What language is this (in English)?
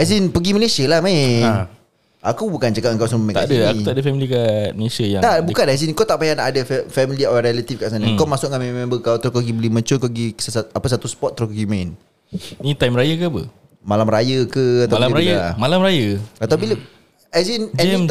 Malay